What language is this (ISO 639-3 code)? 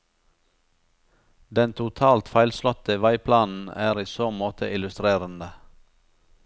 nor